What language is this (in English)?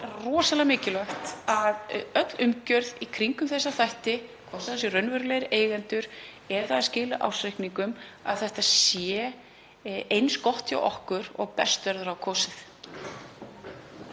Icelandic